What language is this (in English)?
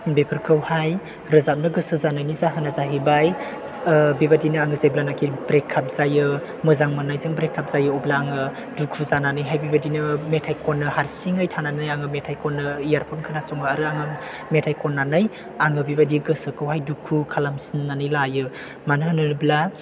Bodo